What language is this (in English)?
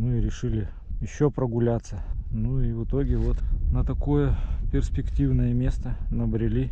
Russian